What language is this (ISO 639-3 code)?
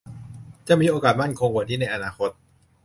tha